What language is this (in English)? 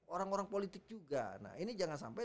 Indonesian